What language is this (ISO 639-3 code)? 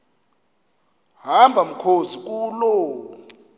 xho